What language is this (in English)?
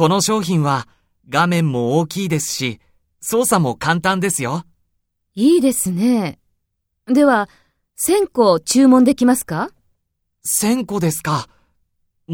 Japanese